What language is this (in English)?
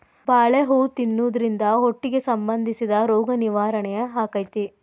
Kannada